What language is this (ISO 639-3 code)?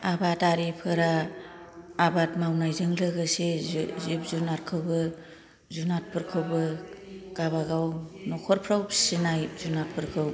brx